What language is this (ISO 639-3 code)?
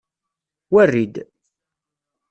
kab